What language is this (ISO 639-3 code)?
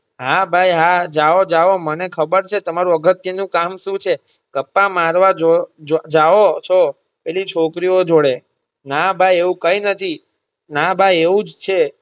guj